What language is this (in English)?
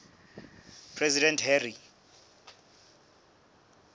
Southern Sotho